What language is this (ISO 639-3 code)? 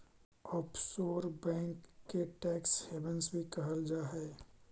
mag